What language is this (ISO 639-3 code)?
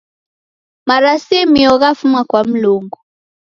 dav